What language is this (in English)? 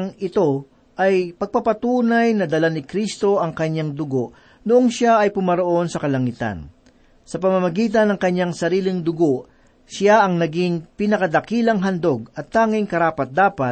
Filipino